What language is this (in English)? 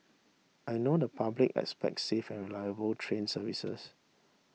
English